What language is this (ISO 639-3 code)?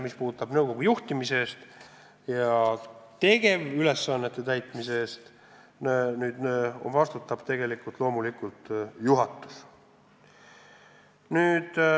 est